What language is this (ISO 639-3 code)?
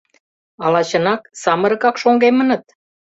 chm